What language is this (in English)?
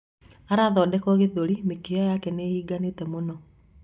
Kikuyu